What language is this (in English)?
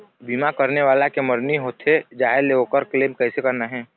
Chhattisgarhi